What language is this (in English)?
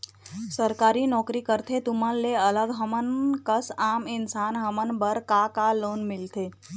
Chhattisgarhi